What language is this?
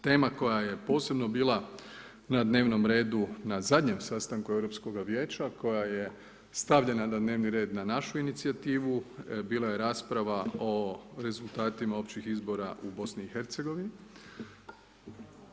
Croatian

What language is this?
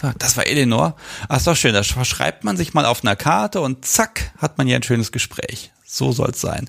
German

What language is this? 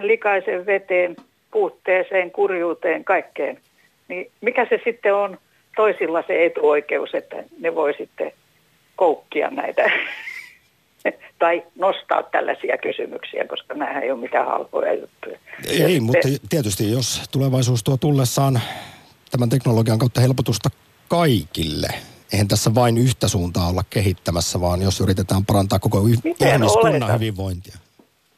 Finnish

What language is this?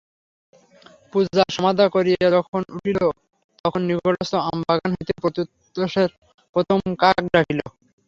Bangla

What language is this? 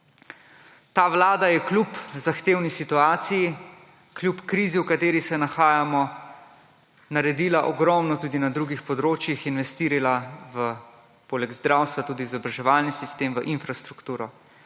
Slovenian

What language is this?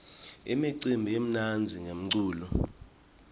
Swati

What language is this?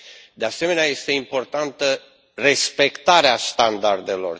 Romanian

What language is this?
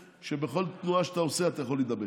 Hebrew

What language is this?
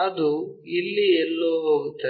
Kannada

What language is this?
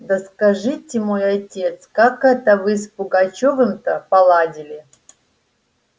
Russian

